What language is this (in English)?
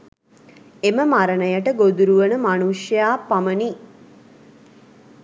Sinhala